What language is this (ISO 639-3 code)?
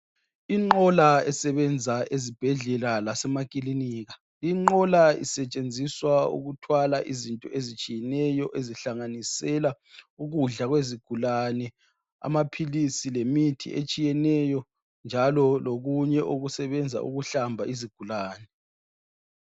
nde